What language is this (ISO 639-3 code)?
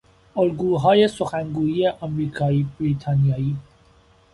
fas